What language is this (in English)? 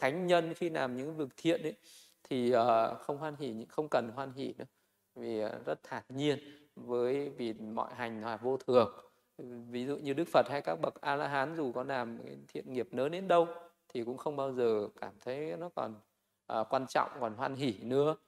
Vietnamese